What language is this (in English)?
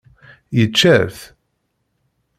Kabyle